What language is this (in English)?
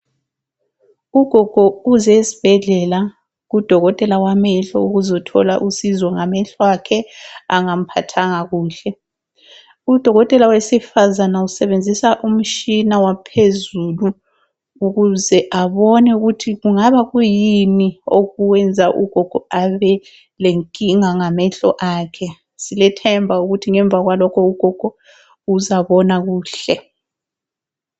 North Ndebele